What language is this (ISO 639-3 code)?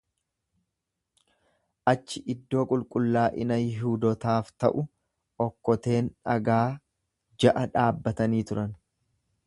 orm